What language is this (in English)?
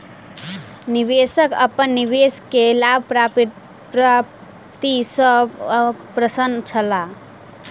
Maithili